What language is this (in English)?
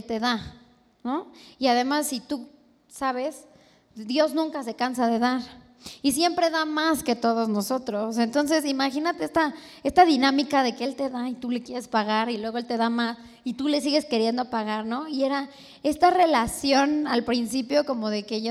Spanish